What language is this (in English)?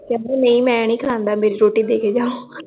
Punjabi